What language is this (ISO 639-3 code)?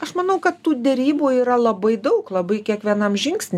lit